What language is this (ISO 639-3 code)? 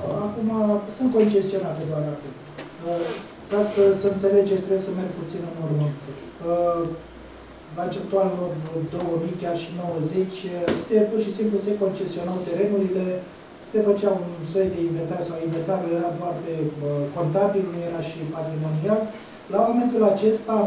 ron